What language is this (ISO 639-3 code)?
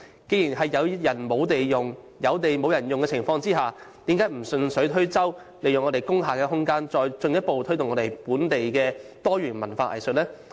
yue